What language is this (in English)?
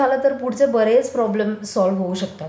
Marathi